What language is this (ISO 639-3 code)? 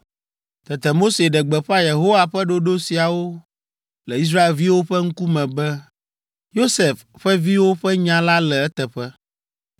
ewe